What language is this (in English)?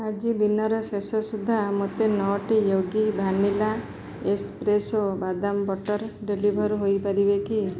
Odia